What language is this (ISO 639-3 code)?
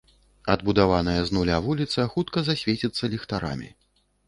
bel